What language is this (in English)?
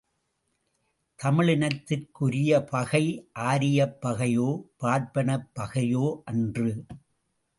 Tamil